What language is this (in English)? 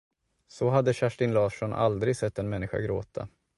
Swedish